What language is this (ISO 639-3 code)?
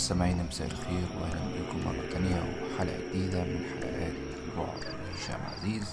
ara